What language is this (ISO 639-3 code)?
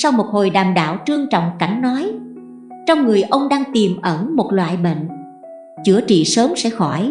vie